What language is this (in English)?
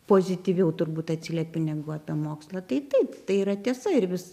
Lithuanian